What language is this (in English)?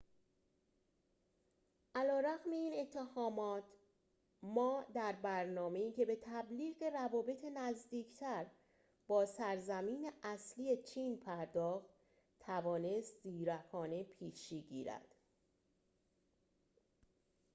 Persian